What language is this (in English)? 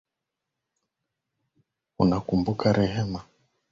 Swahili